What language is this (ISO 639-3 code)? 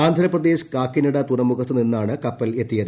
mal